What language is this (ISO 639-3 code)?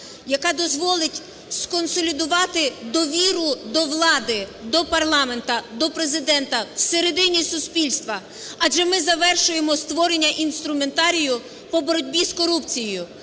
ukr